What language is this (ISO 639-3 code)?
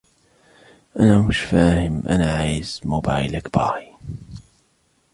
ara